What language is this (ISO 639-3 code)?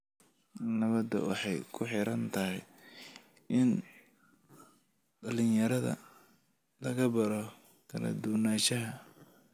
som